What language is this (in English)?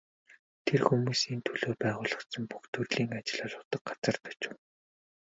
Mongolian